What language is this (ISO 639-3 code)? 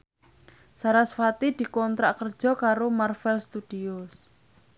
jav